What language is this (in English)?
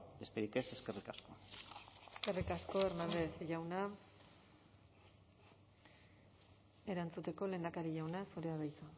Basque